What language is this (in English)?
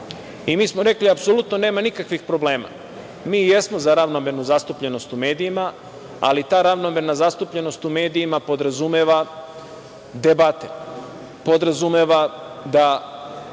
Serbian